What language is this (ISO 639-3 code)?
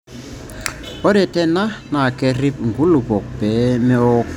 mas